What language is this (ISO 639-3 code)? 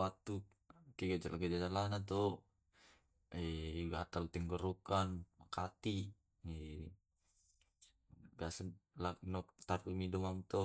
rob